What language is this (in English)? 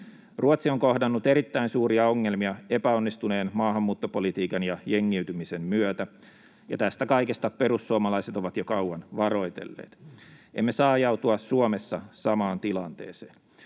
Finnish